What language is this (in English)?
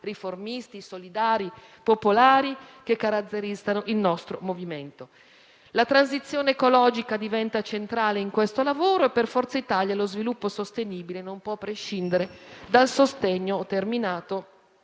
Italian